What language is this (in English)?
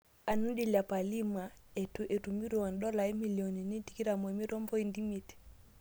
Masai